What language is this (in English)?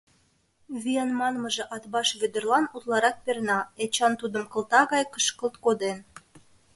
Mari